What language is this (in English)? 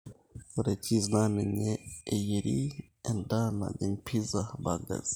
Masai